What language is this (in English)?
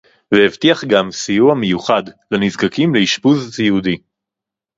Hebrew